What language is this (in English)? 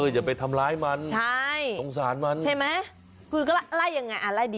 Thai